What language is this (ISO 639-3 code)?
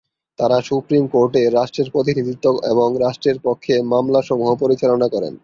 ben